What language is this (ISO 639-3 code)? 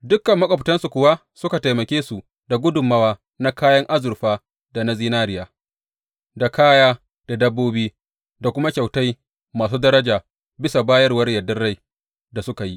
hau